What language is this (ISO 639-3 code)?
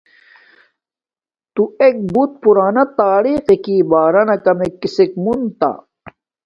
dmk